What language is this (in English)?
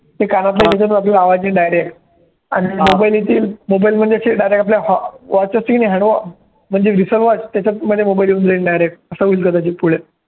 Marathi